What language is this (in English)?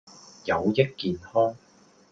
Cantonese